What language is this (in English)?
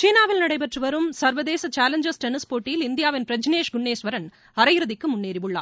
Tamil